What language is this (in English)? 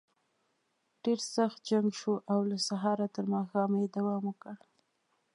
Pashto